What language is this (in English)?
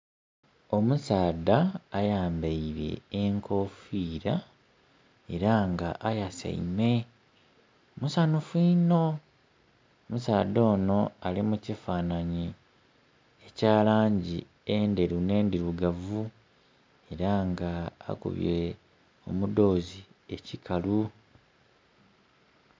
Soga